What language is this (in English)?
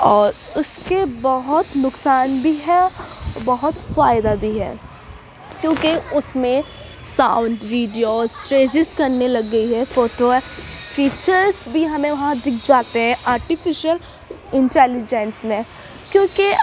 Urdu